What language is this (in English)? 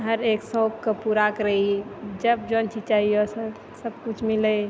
Maithili